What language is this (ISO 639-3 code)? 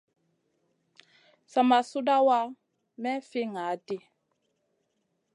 mcn